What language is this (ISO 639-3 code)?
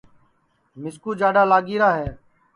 ssi